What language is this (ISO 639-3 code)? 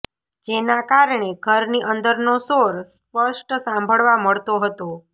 guj